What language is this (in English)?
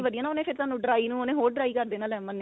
Punjabi